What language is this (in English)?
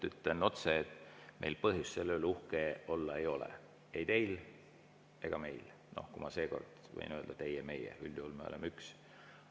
Estonian